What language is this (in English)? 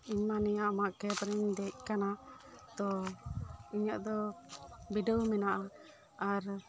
Santali